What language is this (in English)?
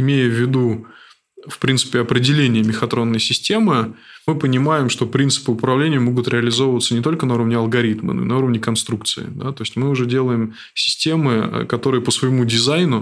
Russian